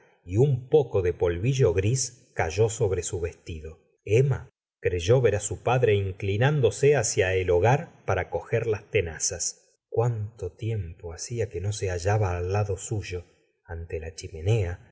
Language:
Spanish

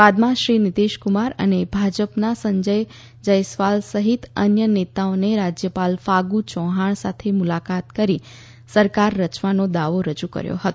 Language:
Gujarati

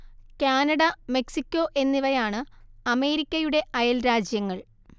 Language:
Malayalam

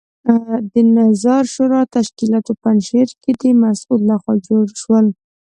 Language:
Pashto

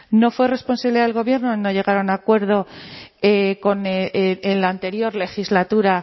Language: Spanish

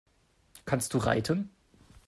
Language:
German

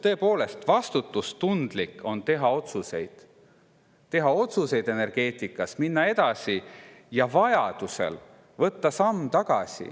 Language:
Estonian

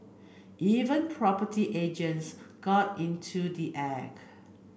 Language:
English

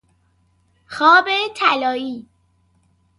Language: Persian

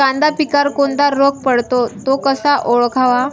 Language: Marathi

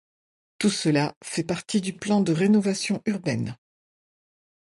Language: French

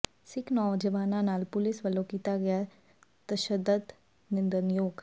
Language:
Punjabi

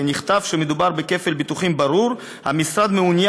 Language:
Hebrew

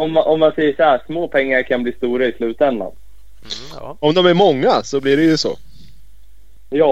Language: Swedish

